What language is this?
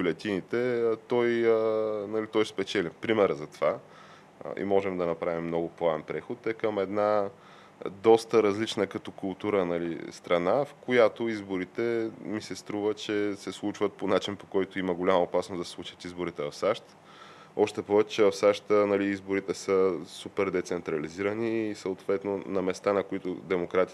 Bulgarian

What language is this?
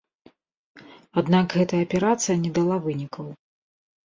Belarusian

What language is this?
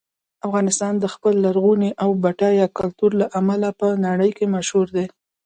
Pashto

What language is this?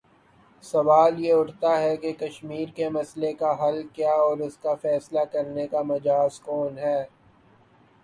Urdu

